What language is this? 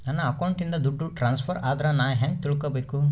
Kannada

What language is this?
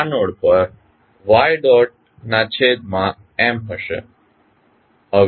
Gujarati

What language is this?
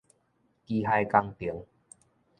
Min Nan Chinese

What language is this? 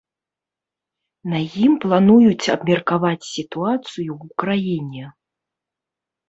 Belarusian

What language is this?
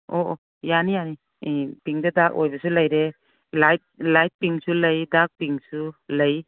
Manipuri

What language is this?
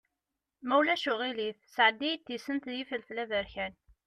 Kabyle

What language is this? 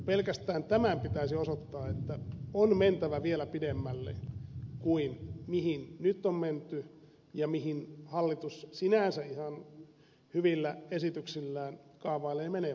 Finnish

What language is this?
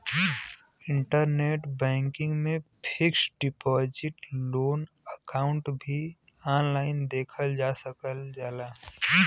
Bhojpuri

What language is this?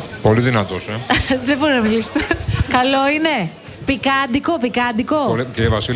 Greek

